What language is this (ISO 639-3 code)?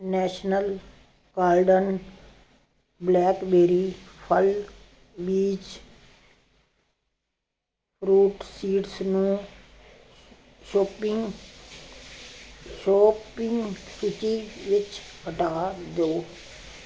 pan